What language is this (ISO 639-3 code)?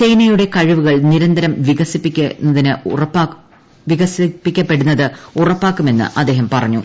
mal